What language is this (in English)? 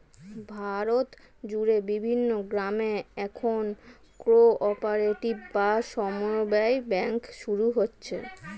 Bangla